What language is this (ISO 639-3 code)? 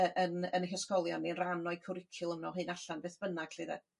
cym